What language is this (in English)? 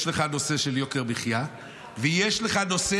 Hebrew